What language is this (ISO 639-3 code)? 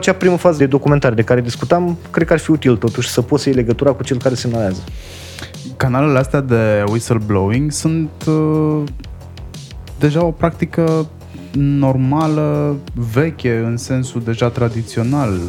ron